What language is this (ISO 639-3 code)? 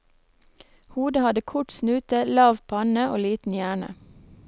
nor